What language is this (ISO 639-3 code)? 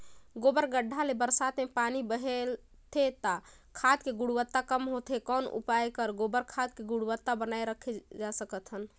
hne